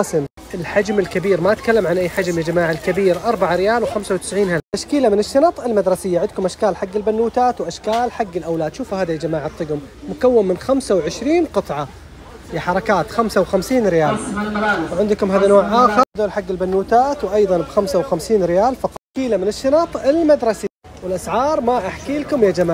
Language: Arabic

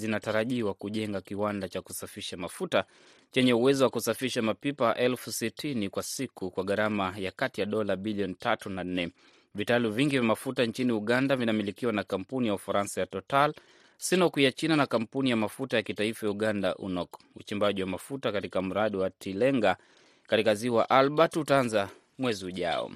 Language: Swahili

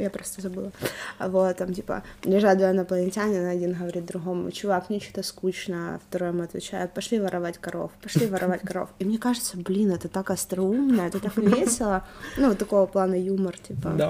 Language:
Russian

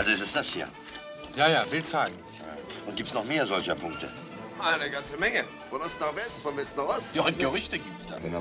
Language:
German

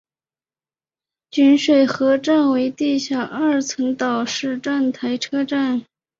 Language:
Chinese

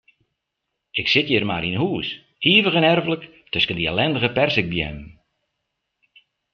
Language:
Western Frisian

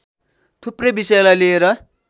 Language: Nepali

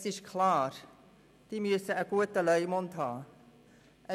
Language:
Swiss German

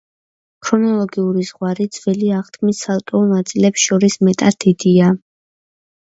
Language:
Georgian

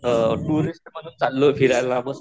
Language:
Marathi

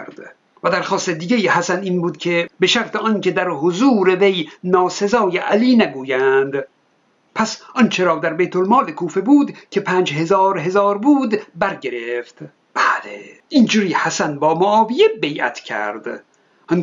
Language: Persian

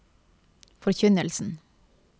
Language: Norwegian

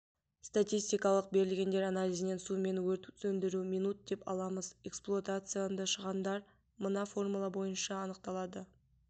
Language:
Kazakh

